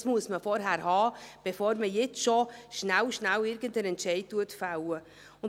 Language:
Swiss German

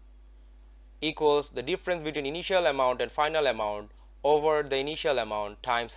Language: English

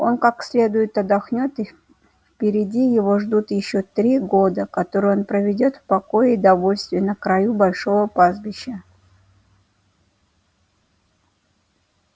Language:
Russian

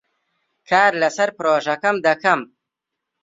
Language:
Central Kurdish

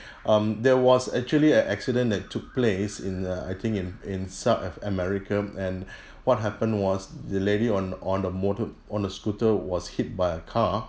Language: English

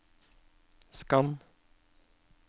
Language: Norwegian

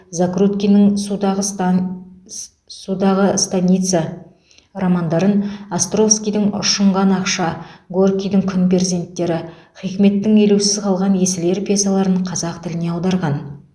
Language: Kazakh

